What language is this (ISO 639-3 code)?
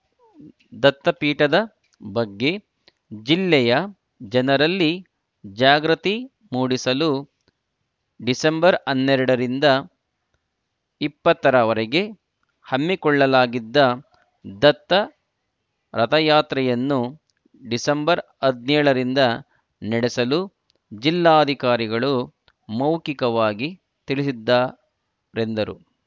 kan